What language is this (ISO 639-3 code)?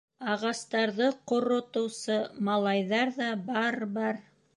bak